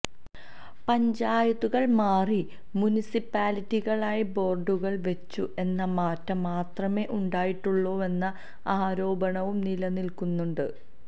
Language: Malayalam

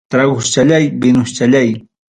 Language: Ayacucho Quechua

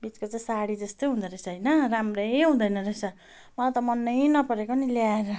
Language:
Nepali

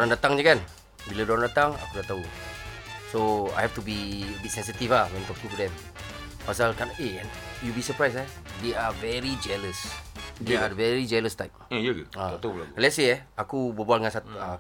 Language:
Malay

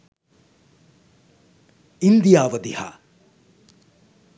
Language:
Sinhala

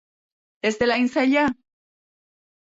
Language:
Basque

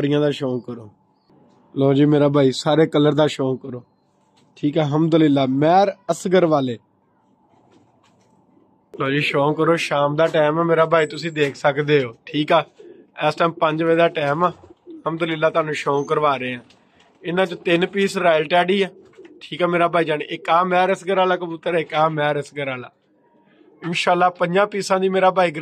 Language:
Punjabi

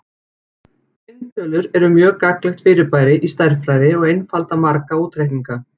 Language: Icelandic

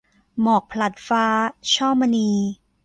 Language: Thai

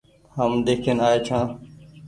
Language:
Goaria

